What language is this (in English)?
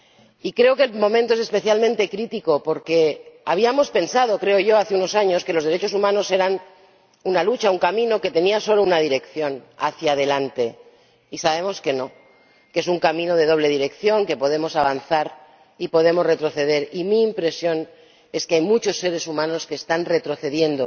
Spanish